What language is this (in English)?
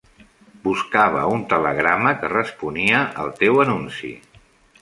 Catalan